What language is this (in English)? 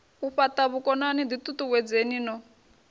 Venda